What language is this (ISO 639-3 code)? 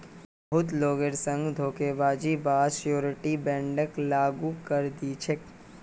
mag